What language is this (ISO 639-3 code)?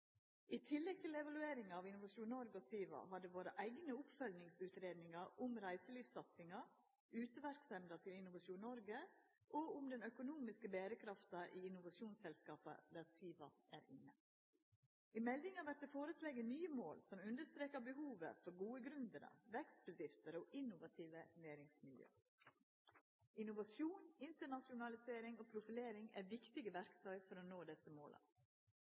nno